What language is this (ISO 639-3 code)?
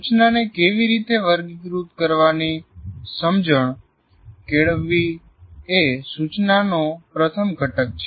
guj